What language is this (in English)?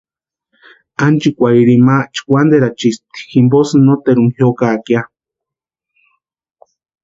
Western Highland Purepecha